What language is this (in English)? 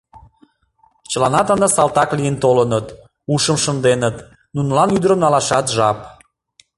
Mari